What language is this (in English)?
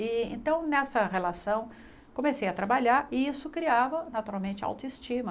Portuguese